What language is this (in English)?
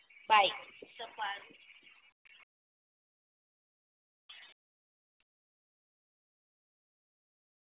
Gujarati